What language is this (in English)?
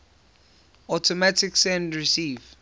English